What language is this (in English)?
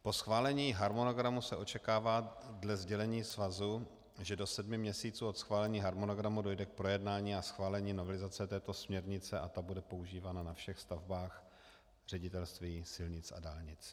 Czech